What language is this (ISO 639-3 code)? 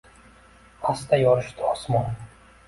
uzb